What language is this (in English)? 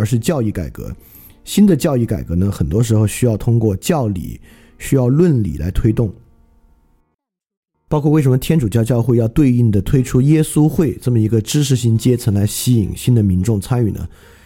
Chinese